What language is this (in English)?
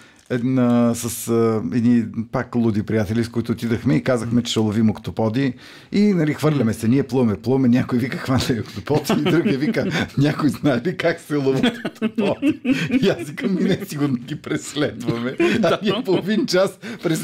Bulgarian